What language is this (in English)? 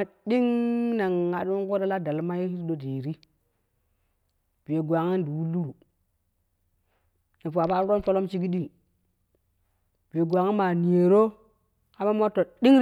Kushi